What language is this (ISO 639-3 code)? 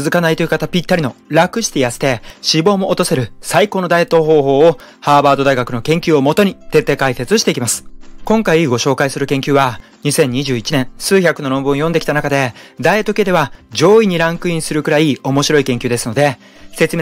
jpn